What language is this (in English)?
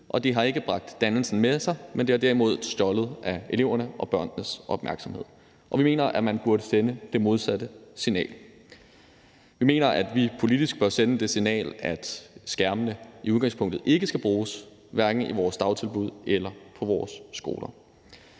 Danish